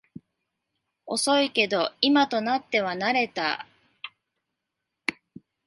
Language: Japanese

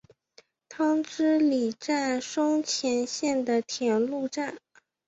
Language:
Chinese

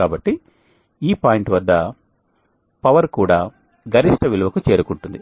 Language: Telugu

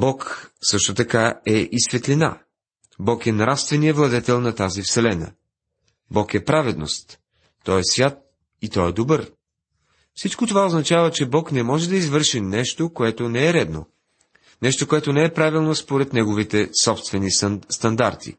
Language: Bulgarian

